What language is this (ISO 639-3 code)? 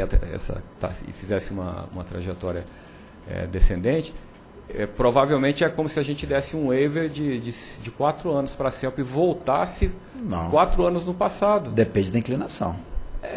por